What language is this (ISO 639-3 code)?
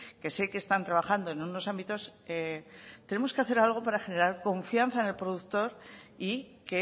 spa